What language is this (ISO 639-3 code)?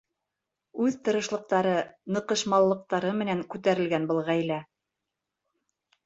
bak